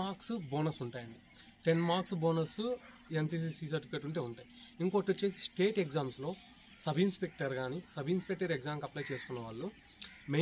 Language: Telugu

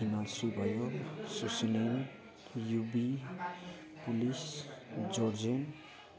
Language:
Nepali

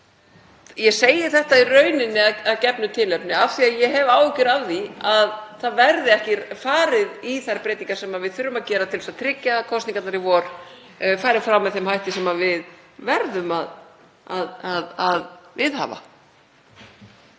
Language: Icelandic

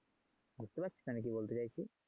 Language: Bangla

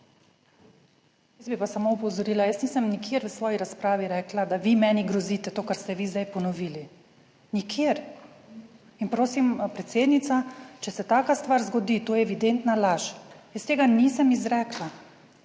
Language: Slovenian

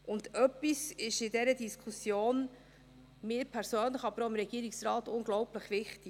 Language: Swiss German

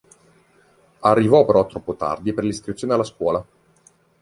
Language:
Italian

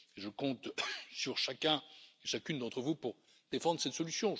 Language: French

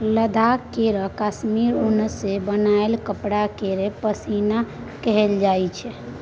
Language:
Maithili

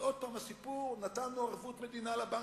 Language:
Hebrew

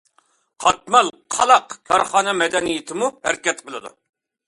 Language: Uyghur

